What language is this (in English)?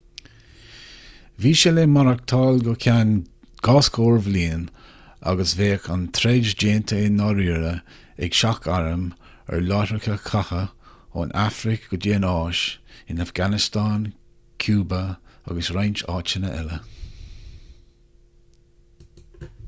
Irish